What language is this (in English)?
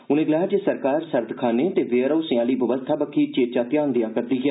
Dogri